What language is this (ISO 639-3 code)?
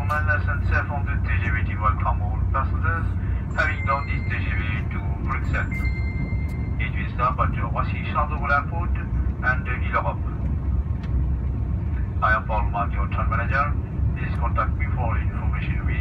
fra